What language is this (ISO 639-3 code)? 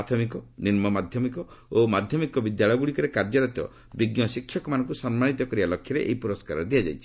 ori